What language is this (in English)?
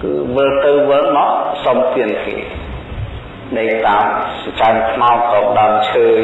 Vietnamese